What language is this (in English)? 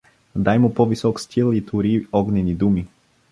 Bulgarian